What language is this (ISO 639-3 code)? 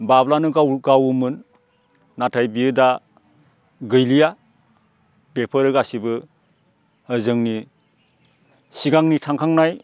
brx